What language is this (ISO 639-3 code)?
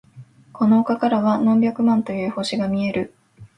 jpn